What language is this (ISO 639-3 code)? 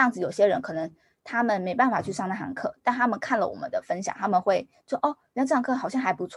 zho